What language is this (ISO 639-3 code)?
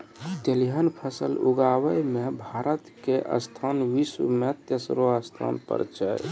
mai